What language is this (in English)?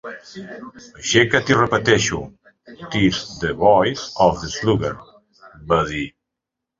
Catalan